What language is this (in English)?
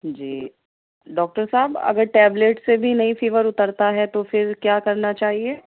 Urdu